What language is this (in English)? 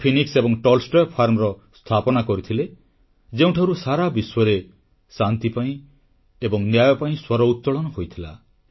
Odia